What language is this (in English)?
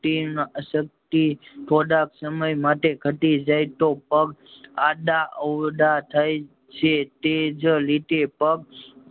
Gujarati